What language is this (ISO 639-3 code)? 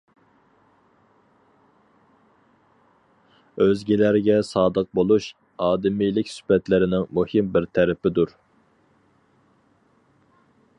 uig